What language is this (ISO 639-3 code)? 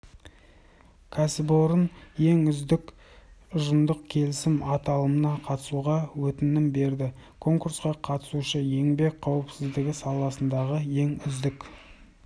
kaz